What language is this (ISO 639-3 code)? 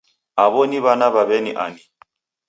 dav